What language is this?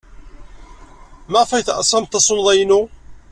Kabyle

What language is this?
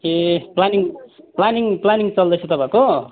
Nepali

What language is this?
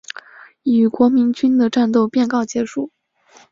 Chinese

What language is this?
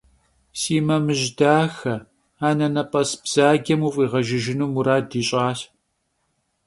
Kabardian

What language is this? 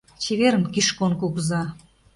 Mari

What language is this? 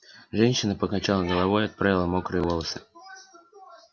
Russian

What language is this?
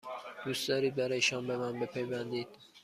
Persian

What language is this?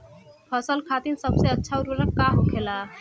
Bhojpuri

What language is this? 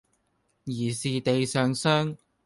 Cantonese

